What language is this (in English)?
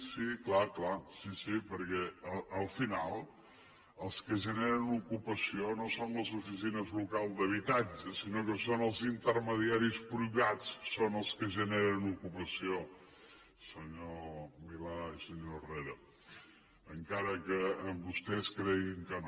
Catalan